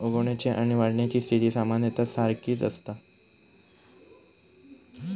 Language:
Marathi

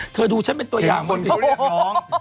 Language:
Thai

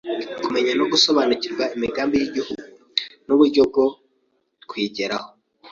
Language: Kinyarwanda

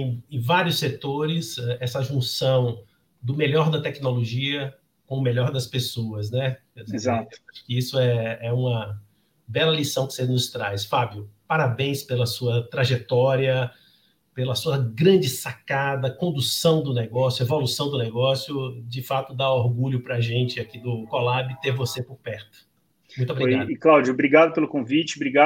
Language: Portuguese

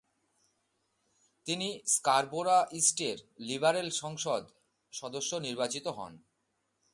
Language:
Bangla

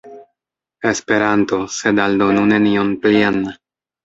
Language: Esperanto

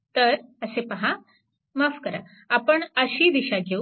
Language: Marathi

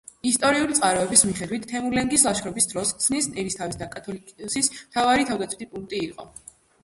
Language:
Georgian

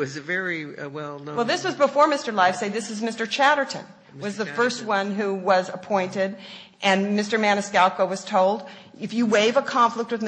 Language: English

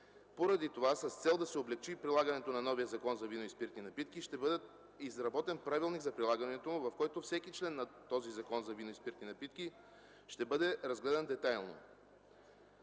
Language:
Bulgarian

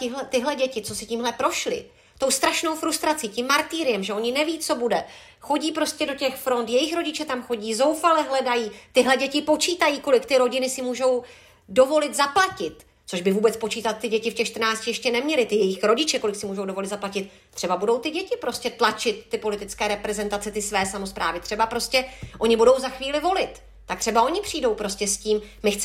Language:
Czech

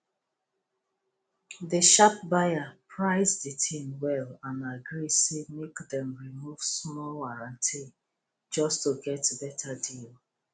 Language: Nigerian Pidgin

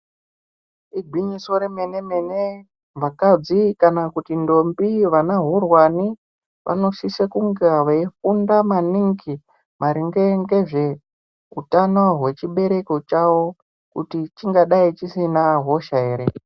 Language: Ndau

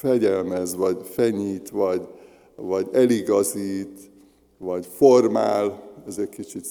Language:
Hungarian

